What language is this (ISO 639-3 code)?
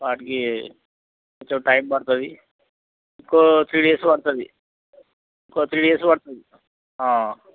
tel